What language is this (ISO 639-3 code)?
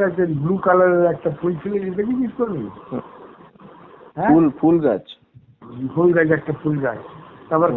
ben